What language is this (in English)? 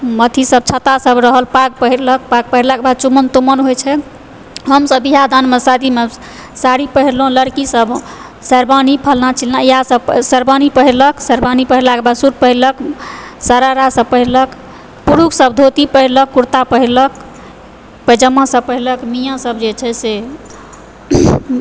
Maithili